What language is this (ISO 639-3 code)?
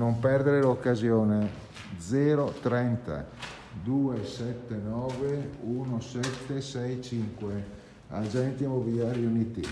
ita